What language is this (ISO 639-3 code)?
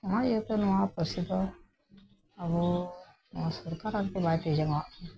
sat